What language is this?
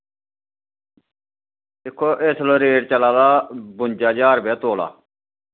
Dogri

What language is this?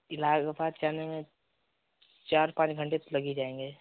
Hindi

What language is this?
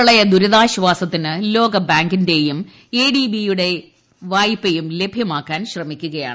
Malayalam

